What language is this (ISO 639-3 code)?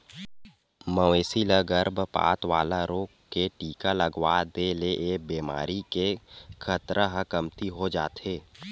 hne